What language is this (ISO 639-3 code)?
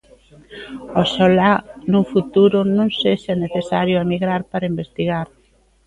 glg